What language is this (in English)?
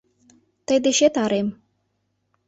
Mari